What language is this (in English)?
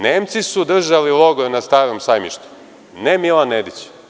Serbian